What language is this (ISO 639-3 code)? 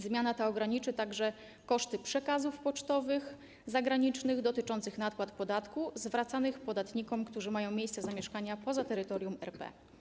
pol